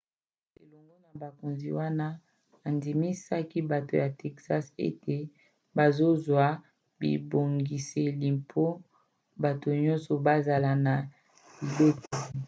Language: Lingala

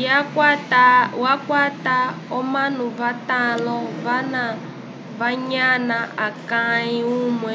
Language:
Umbundu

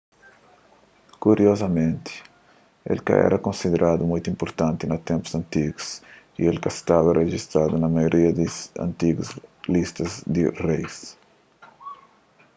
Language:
Kabuverdianu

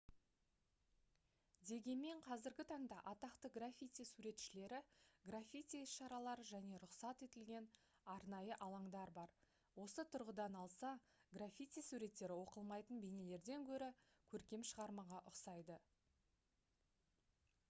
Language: Kazakh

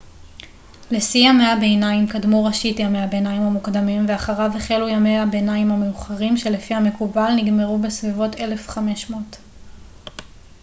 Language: Hebrew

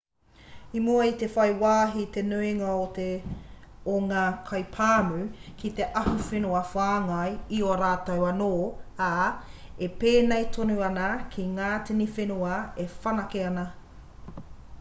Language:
Māori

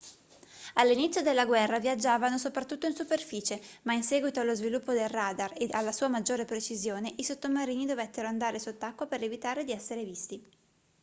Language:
Italian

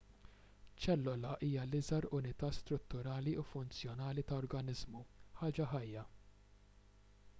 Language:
Maltese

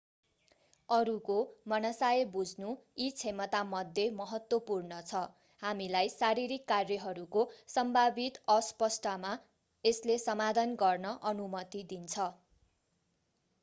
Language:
Nepali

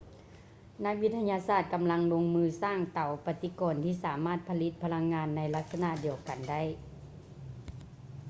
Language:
Lao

